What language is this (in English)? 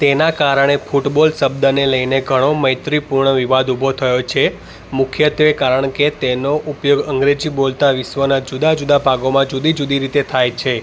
Gujarati